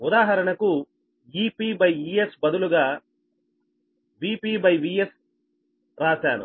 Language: Telugu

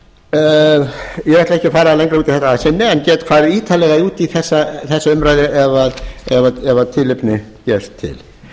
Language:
Icelandic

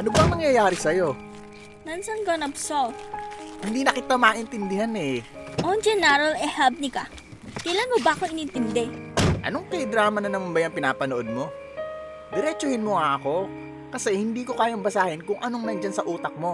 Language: Filipino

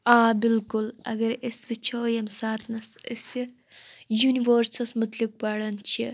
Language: Kashmiri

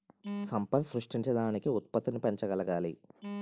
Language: Telugu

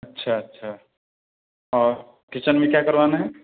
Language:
Urdu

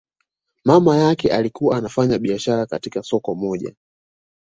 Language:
Swahili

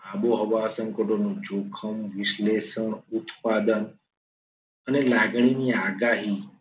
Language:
Gujarati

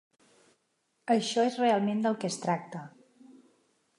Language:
Catalan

